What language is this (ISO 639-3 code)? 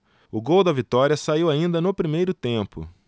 por